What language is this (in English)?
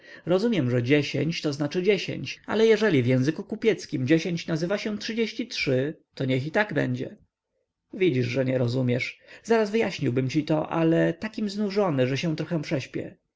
Polish